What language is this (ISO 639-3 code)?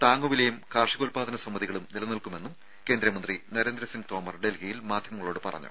mal